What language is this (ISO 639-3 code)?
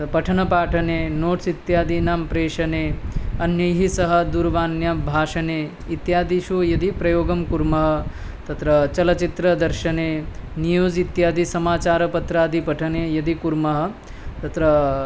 san